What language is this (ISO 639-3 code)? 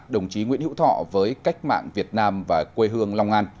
vie